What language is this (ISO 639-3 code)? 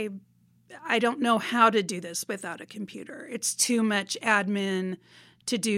eng